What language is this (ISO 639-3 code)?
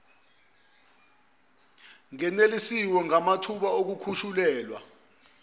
zul